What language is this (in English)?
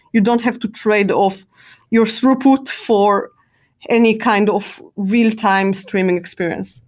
English